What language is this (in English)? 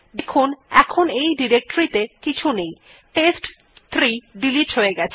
Bangla